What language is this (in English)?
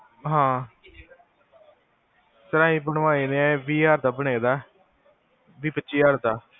Punjabi